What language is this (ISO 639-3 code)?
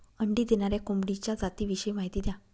mar